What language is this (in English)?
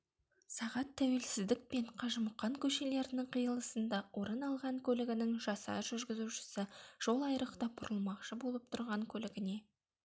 Kazakh